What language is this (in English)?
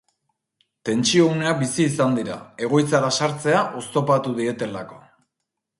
Basque